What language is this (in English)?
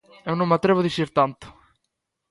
Galician